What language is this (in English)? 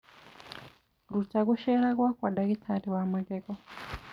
Kikuyu